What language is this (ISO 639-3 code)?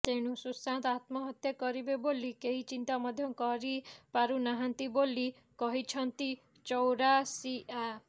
ori